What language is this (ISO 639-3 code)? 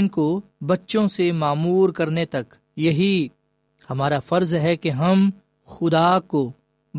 urd